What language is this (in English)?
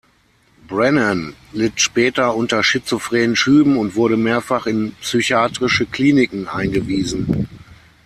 German